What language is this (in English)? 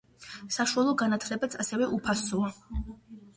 Georgian